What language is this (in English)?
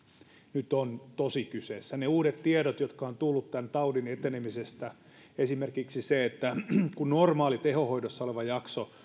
Finnish